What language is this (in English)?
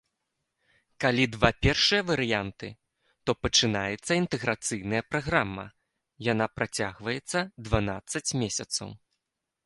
Belarusian